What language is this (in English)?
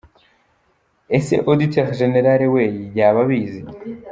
Kinyarwanda